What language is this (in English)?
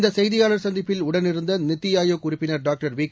Tamil